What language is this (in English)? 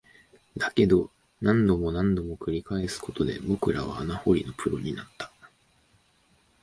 Japanese